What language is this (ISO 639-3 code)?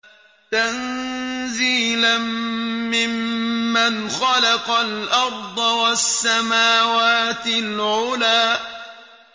ara